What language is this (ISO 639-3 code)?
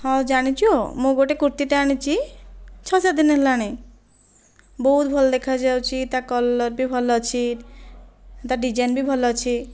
ori